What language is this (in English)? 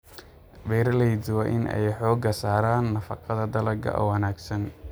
Somali